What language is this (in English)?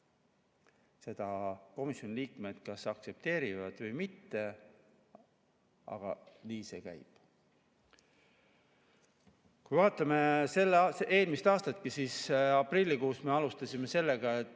Estonian